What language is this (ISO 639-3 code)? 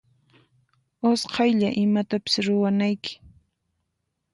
qxp